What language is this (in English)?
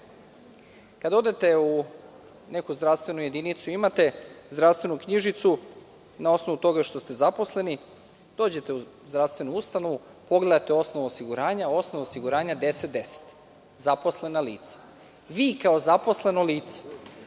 Serbian